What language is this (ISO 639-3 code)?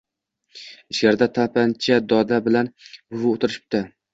uzb